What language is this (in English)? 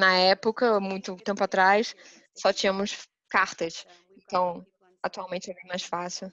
Portuguese